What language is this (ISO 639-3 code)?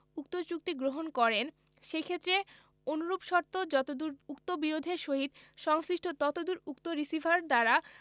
ben